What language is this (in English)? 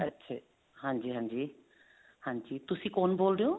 Punjabi